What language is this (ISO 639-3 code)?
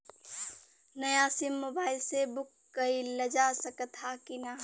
bho